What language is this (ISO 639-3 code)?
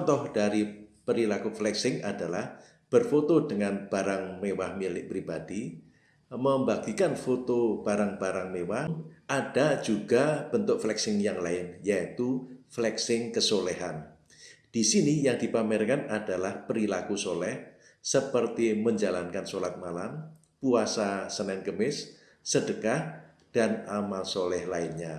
ind